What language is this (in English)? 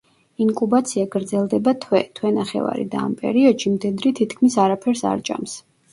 Georgian